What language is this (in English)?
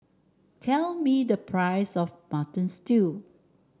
English